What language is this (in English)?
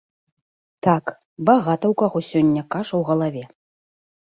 Belarusian